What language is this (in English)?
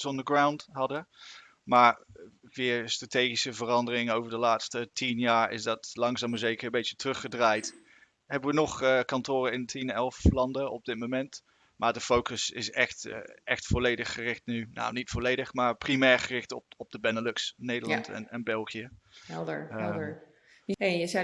Dutch